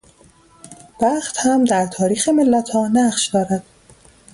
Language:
Persian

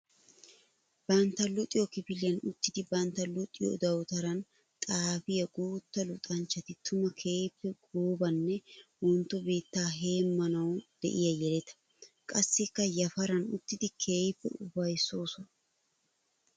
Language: Wolaytta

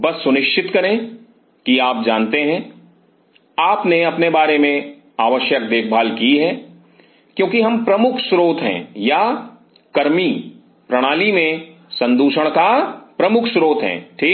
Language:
Hindi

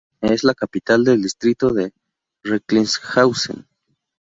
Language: Spanish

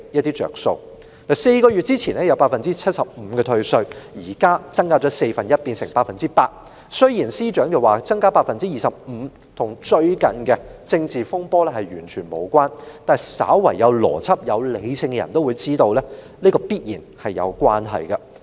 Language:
Cantonese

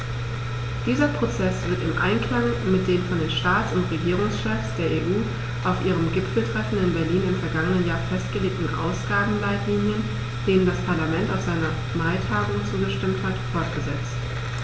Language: German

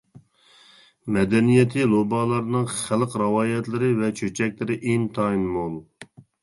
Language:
Uyghur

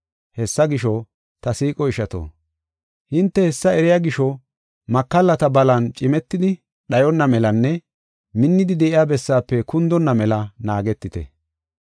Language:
Gofa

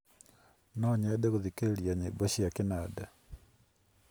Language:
Kikuyu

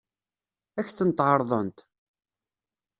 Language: Kabyle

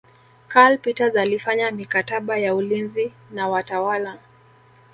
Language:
Swahili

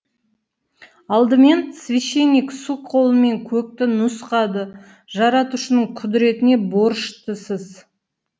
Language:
Kazakh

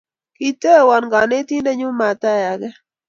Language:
Kalenjin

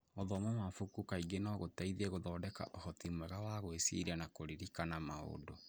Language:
Kikuyu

